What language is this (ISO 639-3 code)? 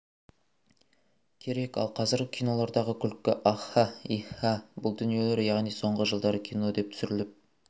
kaz